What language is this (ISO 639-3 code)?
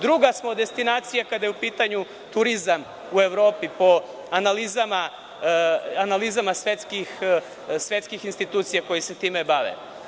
srp